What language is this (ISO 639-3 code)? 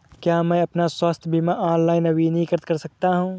hin